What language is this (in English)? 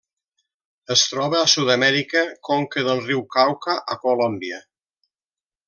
Catalan